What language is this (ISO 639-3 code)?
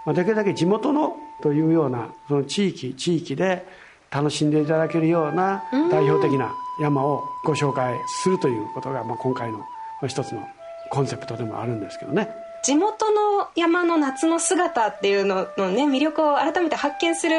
jpn